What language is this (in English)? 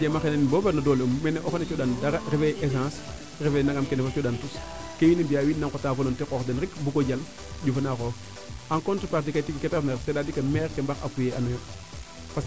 Serer